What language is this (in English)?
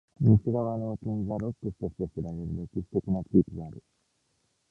Japanese